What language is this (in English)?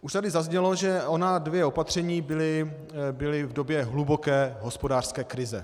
Czech